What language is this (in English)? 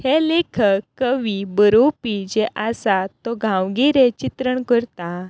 Konkani